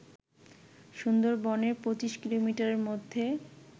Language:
Bangla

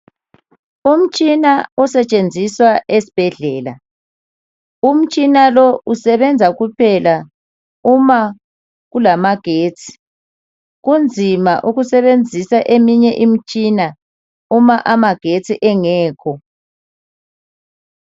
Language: North Ndebele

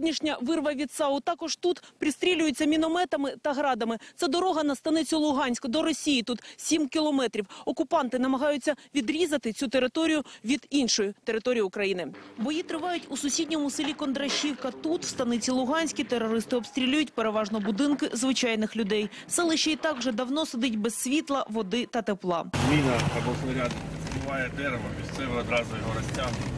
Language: Ukrainian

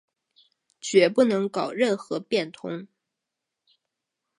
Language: Chinese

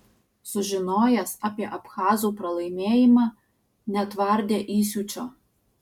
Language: Lithuanian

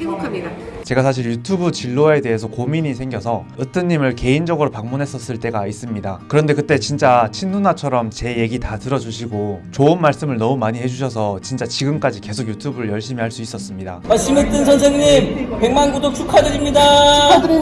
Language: Korean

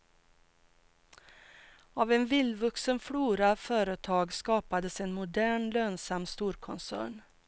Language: Swedish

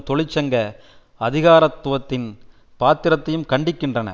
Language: Tamil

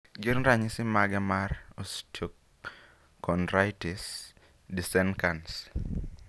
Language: Luo (Kenya and Tanzania)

